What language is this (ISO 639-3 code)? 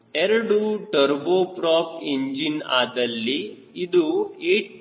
kan